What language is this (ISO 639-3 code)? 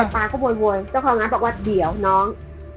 tha